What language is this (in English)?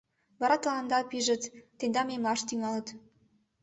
Mari